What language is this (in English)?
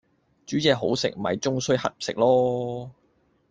Cantonese